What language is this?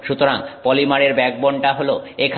Bangla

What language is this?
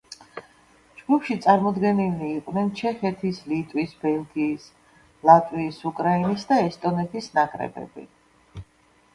Georgian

